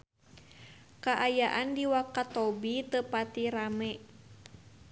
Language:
Sundanese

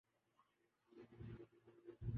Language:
Urdu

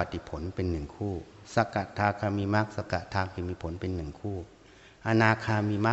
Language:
Thai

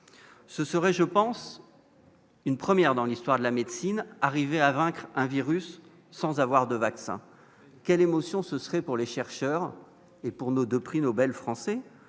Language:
French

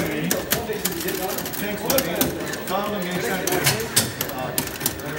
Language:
Turkish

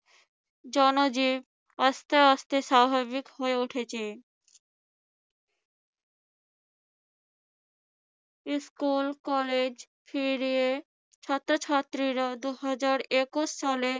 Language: Bangla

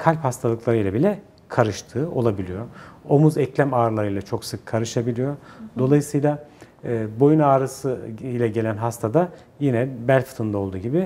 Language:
Turkish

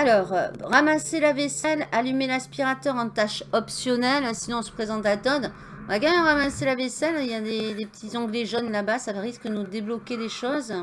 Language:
French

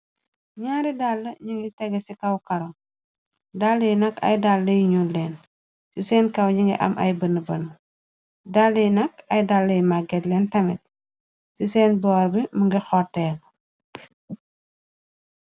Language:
Wolof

